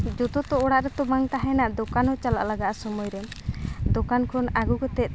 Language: Santali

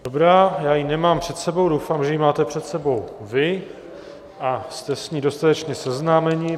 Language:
Czech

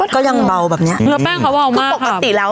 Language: Thai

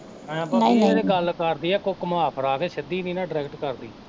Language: Punjabi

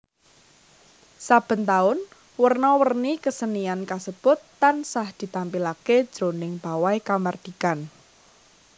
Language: Javanese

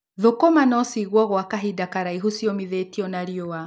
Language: Kikuyu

